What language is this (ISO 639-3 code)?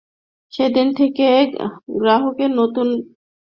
ben